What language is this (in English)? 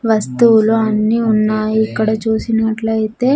Telugu